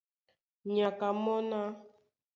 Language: Duala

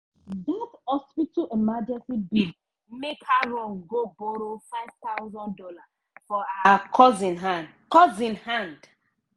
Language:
Nigerian Pidgin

